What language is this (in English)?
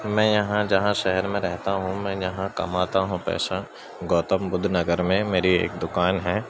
Urdu